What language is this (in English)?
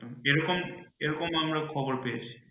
Bangla